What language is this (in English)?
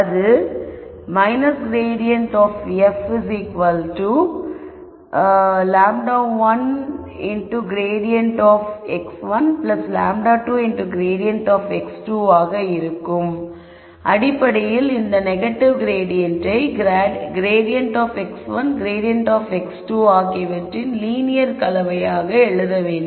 Tamil